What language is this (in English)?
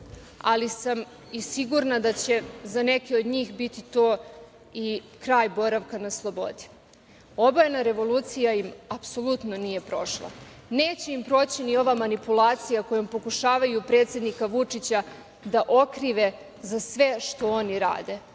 Serbian